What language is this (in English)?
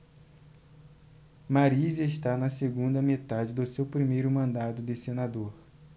Portuguese